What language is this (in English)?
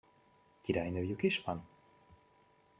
Hungarian